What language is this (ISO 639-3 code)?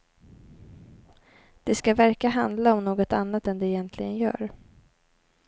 swe